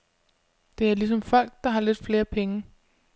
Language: Danish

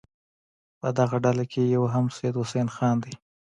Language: Pashto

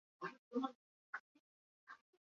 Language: Bangla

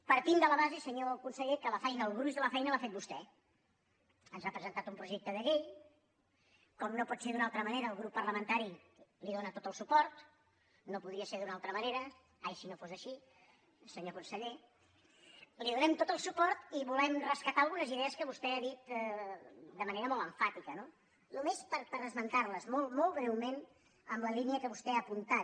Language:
Catalan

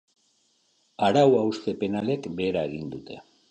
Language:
Basque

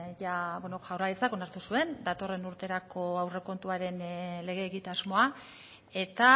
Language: Basque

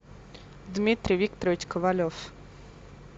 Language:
Russian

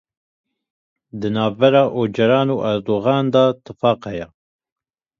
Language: Kurdish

